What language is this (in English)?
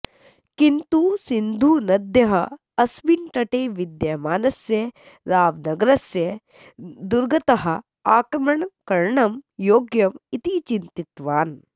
Sanskrit